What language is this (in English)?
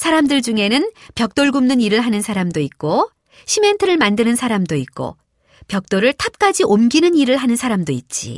Korean